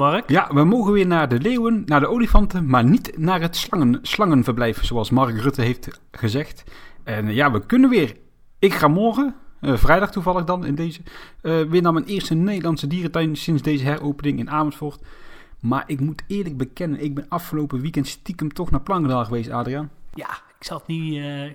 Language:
Dutch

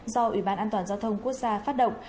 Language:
Vietnamese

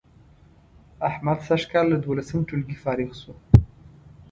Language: Pashto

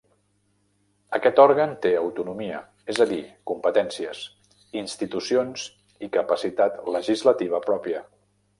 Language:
Catalan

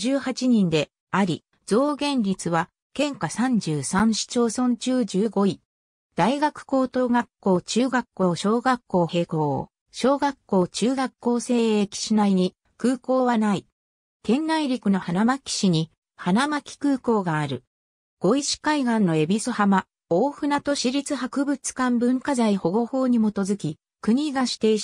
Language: Japanese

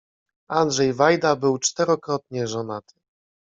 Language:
Polish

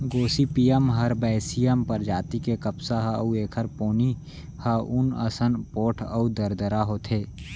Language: Chhattisgarhi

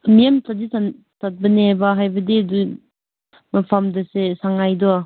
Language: Manipuri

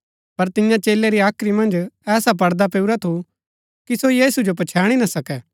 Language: Gaddi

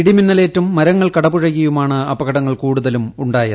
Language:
Malayalam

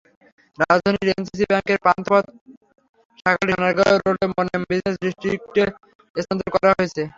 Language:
Bangla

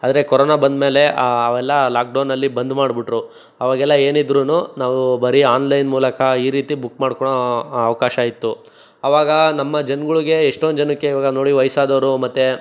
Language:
Kannada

